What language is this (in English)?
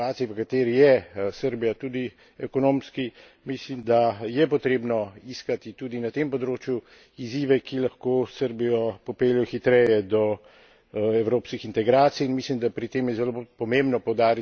Slovenian